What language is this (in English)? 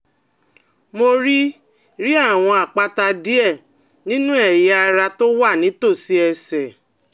Yoruba